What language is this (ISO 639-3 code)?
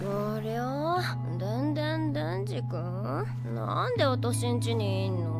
jpn